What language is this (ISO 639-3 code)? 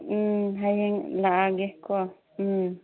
mni